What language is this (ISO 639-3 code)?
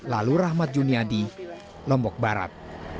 ind